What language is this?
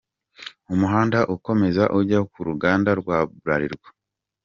Kinyarwanda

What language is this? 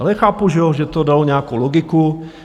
Czech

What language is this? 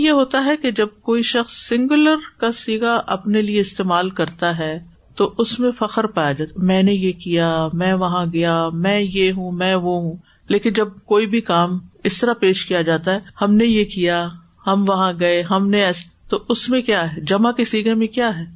Urdu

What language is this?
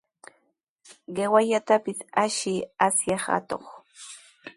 Sihuas Ancash Quechua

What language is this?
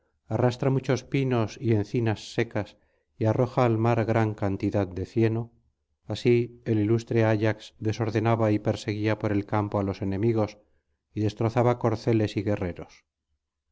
Spanish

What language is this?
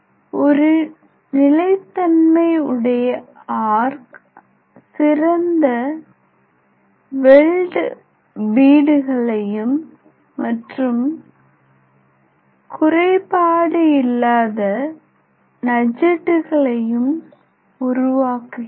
Tamil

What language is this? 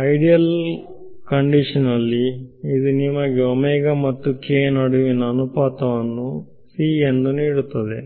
Kannada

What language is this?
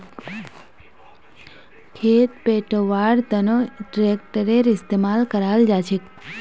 Magahi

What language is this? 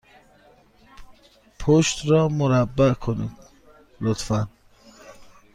Persian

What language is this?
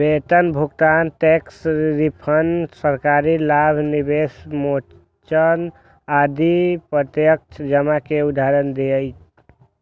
Maithili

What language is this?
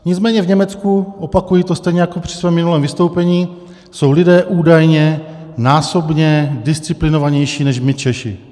Czech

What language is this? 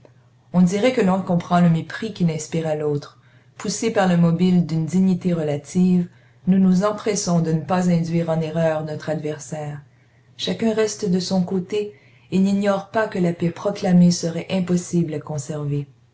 French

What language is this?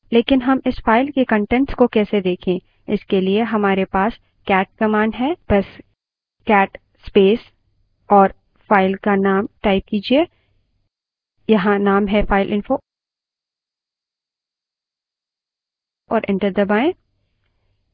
Hindi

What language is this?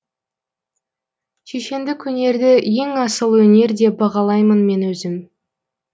Kazakh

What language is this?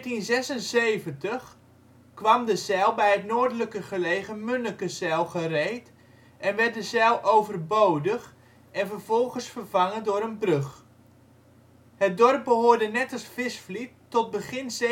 Dutch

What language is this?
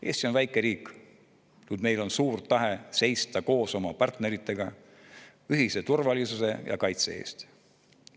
Estonian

